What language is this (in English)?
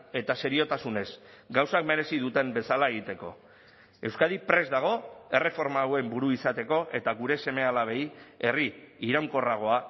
Basque